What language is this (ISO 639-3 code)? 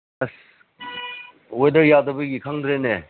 mni